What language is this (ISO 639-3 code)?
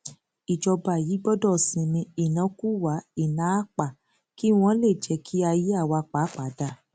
yor